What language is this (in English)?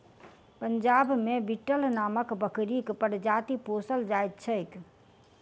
Maithili